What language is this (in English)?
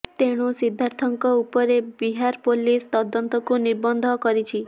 Odia